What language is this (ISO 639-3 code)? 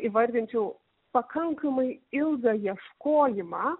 lit